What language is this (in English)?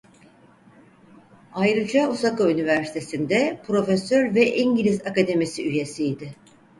Turkish